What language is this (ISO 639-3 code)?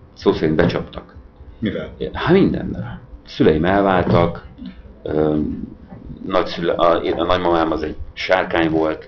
hun